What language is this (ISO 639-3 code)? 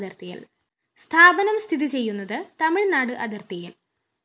mal